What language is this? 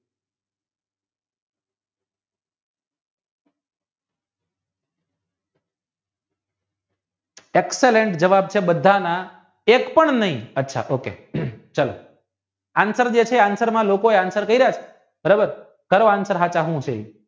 Gujarati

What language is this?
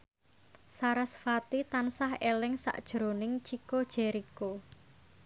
Javanese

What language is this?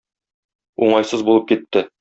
Tatar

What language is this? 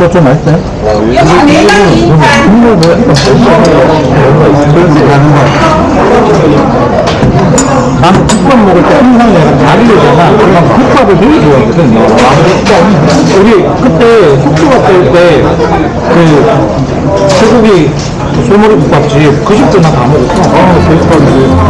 Korean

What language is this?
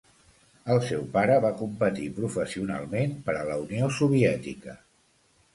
Catalan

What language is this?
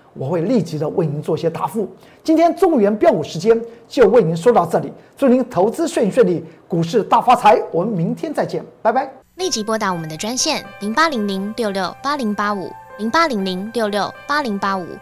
Chinese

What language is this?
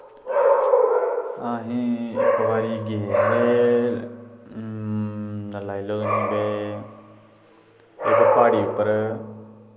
Dogri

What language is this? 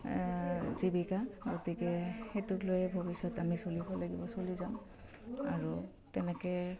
Assamese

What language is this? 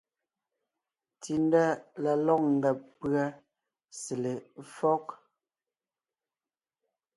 Ngiemboon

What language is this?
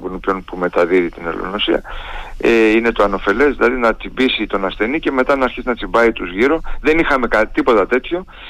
Greek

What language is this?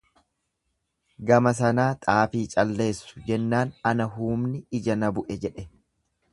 Oromo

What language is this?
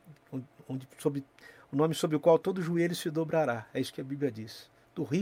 Portuguese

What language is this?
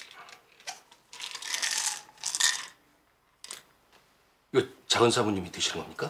Korean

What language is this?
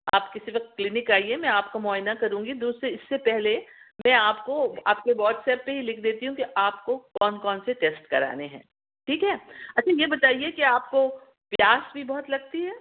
Urdu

